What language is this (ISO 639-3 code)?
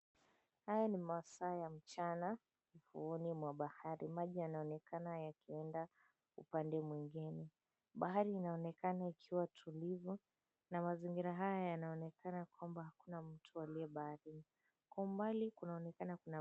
swa